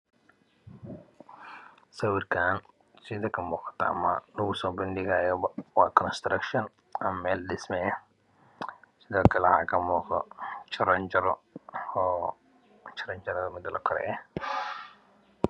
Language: Somali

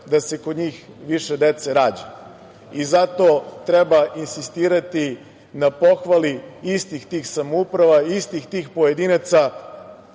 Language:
Serbian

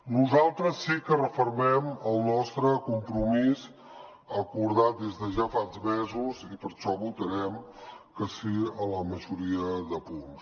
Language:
Catalan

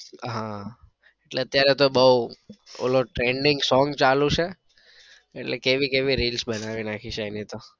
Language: Gujarati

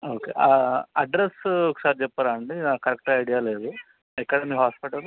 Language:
Telugu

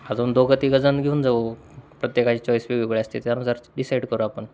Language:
Marathi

